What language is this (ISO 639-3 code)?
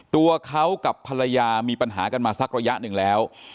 tha